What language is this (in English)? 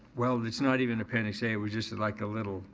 English